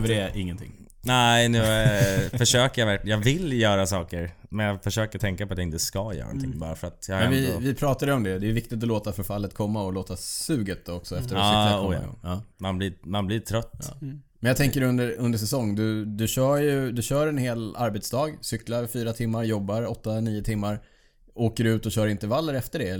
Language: Swedish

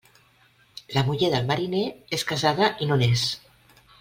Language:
Catalan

